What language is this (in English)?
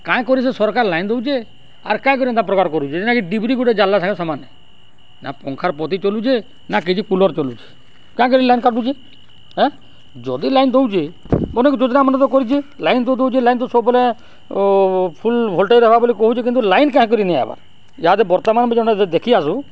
Odia